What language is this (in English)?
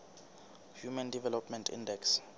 Southern Sotho